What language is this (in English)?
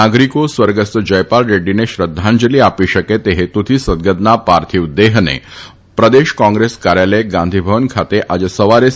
Gujarati